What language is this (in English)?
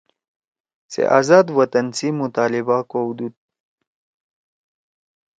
Torwali